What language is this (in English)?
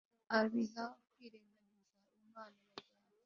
Kinyarwanda